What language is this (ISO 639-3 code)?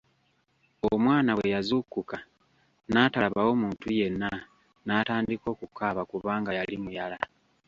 lug